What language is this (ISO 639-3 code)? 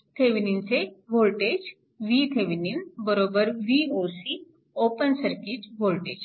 mar